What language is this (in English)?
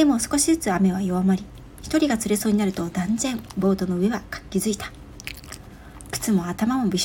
Japanese